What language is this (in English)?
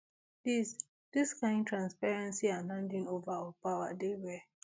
Nigerian Pidgin